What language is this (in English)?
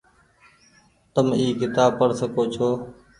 Goaria